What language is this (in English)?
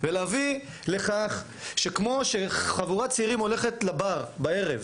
Hebrew